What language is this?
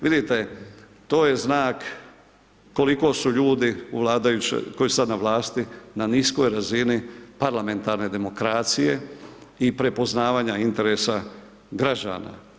Croatian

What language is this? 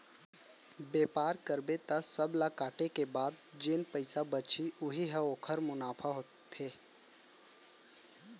Chhattisgarhi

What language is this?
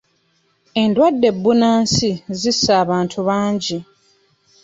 Ganda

